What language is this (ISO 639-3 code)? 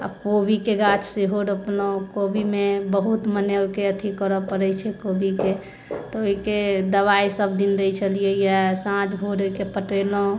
mai